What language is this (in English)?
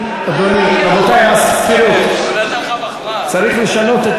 Hebrew